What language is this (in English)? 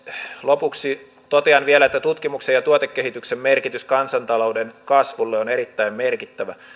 Finnish